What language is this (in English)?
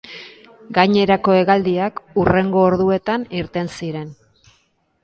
Basque